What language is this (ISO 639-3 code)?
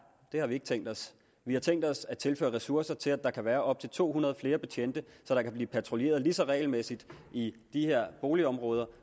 dan